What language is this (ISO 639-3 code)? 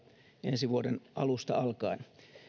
fin